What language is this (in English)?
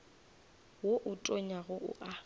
Northern Sotho